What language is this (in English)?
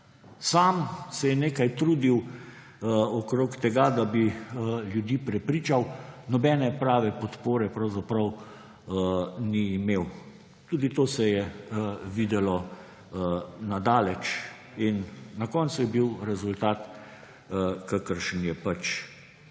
Slovenian